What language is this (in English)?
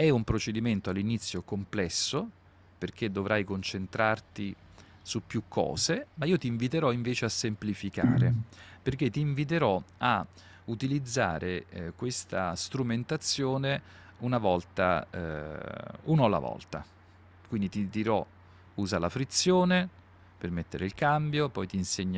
Italian